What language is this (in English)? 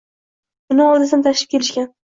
Uzbek